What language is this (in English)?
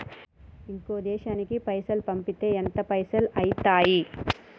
Telugu